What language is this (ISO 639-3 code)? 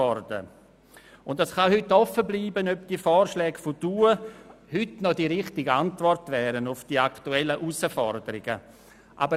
gsw